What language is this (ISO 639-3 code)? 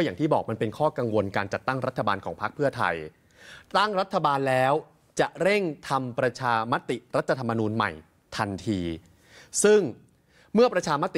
tha